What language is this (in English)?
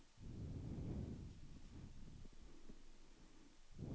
Danish